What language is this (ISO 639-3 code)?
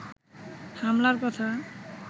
ben